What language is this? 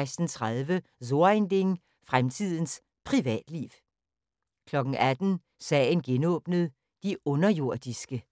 Danish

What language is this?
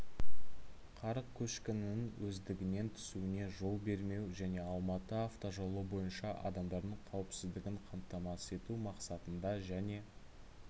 Kazakh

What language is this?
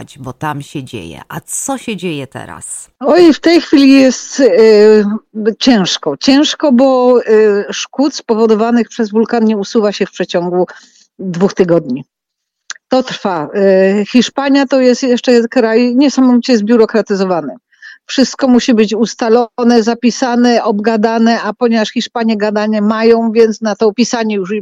Polish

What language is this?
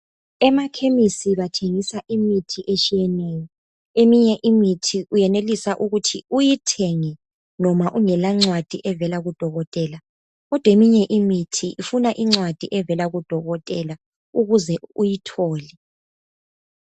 North Ndebele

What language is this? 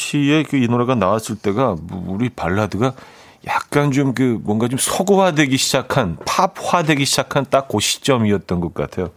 Korean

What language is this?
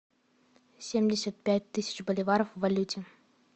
Russian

